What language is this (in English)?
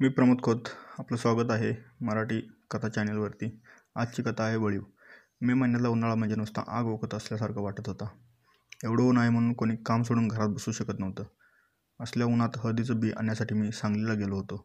Marathi